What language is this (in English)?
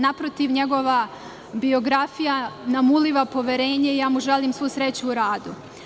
Serbian